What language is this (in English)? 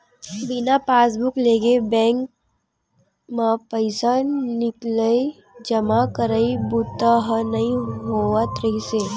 Chhattisgarhi